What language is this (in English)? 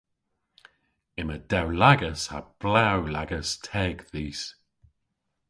Cornish